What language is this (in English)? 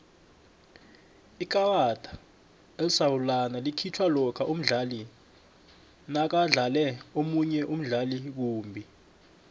South Ndebele